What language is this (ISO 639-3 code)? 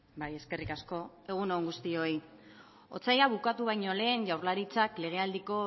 eus